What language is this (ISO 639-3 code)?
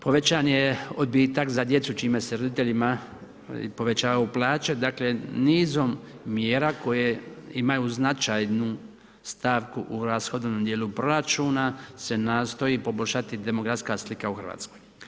hrv